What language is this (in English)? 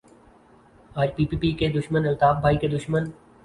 Urdu